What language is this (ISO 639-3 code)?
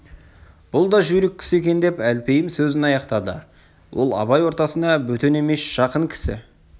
kaz